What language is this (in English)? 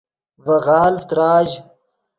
Yidgha